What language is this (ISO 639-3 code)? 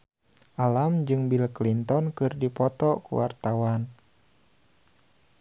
sun